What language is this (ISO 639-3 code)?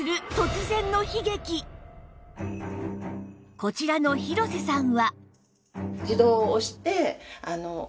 jpn